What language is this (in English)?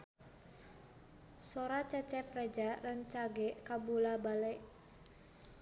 Sundanese